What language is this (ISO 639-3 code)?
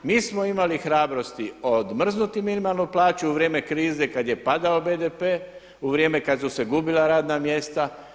hrv